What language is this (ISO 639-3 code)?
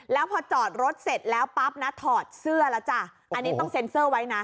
tha